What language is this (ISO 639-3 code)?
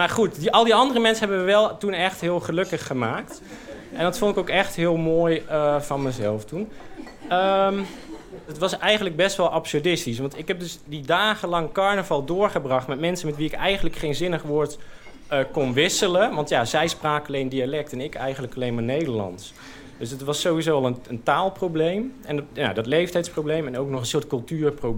nld